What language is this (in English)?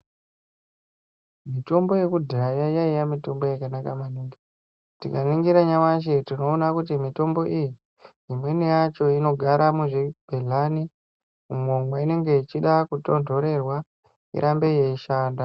Ndau